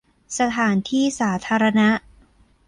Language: Thai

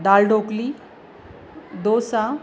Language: Marathi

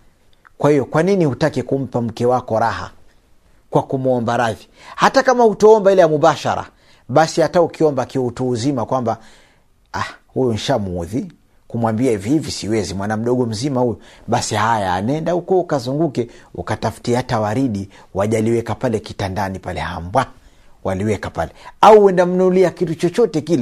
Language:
Swahili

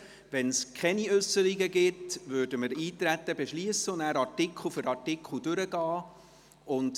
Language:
Swiss German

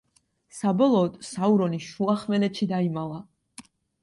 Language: Georgian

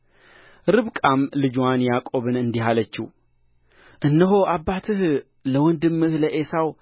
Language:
Amharic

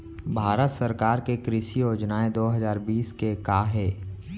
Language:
Chhattisgarhi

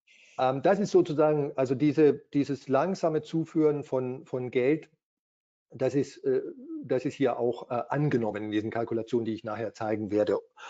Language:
German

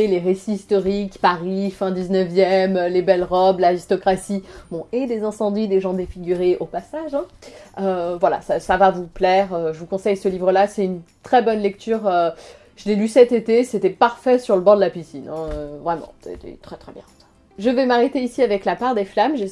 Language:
French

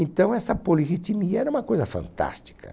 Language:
Portuguese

